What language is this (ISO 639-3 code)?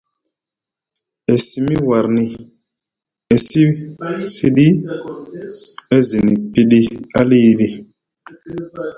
mug